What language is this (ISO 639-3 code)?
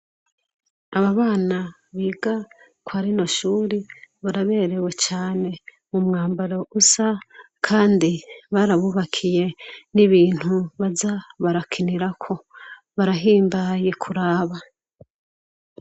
run